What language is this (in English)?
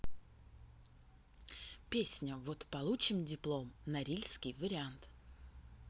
Russian